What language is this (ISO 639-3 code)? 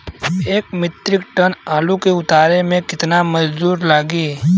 bho